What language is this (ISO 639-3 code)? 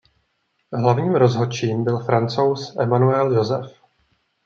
ces